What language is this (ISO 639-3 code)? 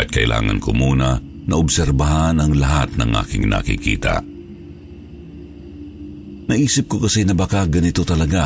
fil